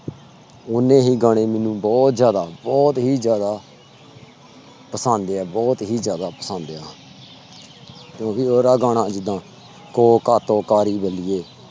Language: Punjabi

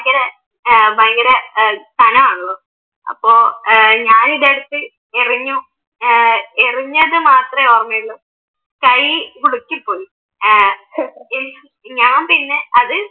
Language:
Malayalam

